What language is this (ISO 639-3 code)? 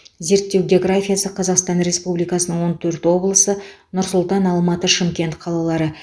kaz